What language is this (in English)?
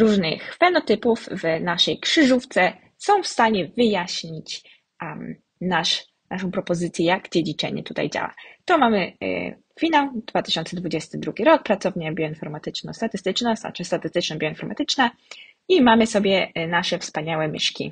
Polish